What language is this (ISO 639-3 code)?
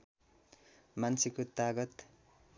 nep